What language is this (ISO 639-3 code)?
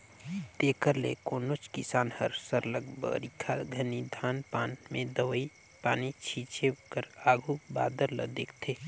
hne